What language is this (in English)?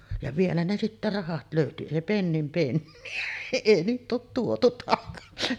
Finnish